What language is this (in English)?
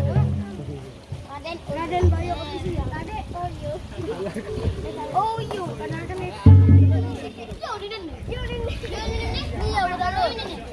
Malay